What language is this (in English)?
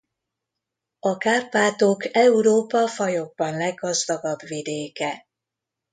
Hungarian